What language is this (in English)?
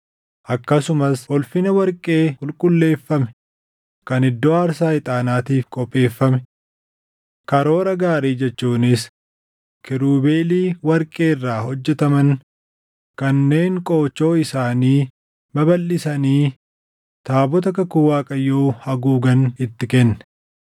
Oromo